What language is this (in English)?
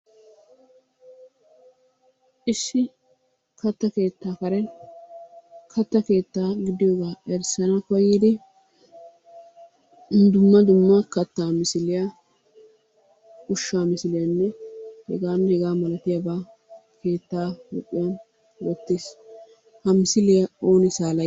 Wolaytta